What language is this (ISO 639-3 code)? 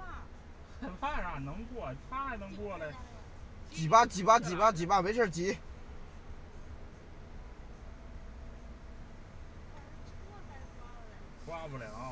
zho